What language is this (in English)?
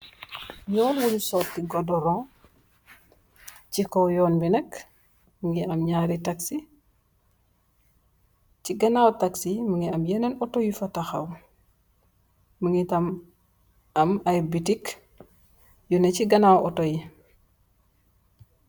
Wolof